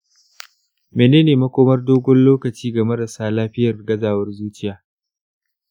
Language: Hausa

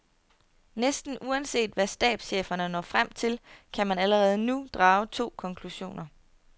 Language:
Danish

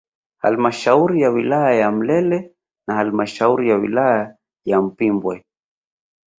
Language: Swahili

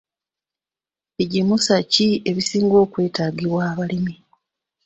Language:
Ganda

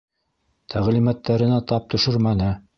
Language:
Bashkir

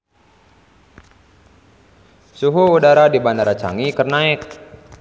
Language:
Sundanese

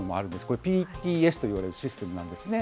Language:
Japanese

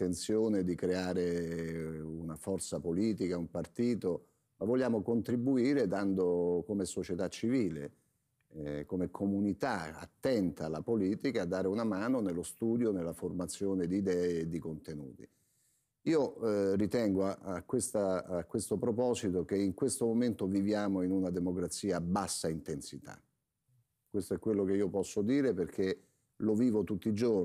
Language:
Italian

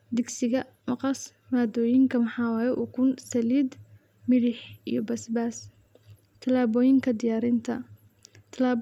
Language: Somali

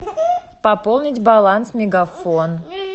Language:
Russian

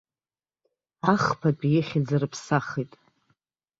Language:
Abkhazian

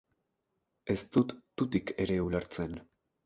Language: Basque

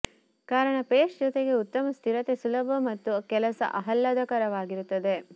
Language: Kannada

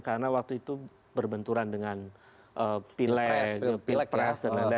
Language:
Indonesian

